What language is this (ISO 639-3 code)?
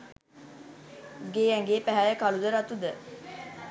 sin